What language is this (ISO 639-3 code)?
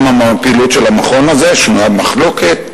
heb